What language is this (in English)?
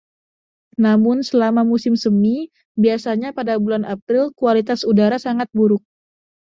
Indonesian